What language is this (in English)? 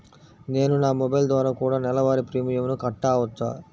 Telugu